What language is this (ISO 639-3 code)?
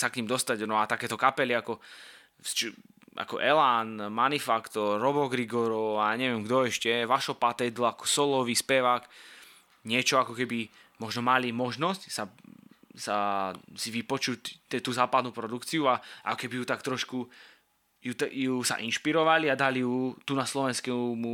slk